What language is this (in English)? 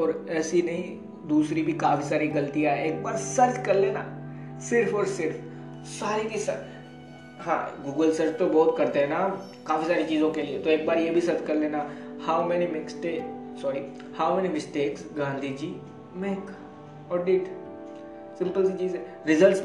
Hindi